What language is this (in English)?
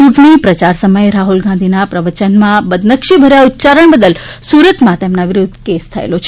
Gujarati